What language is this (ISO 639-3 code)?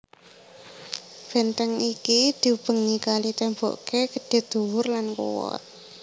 jav